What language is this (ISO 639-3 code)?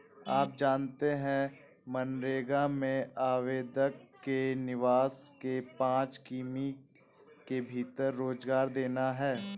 hin